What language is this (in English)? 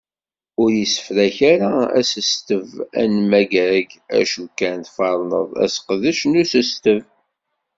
Kabyle